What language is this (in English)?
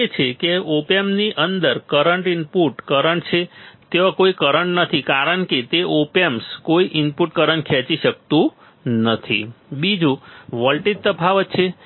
Gujarati